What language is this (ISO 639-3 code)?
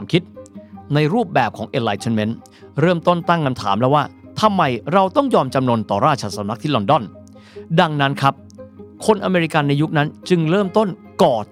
tha